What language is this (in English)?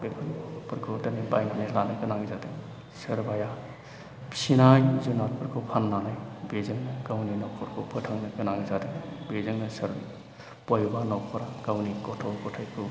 Bodo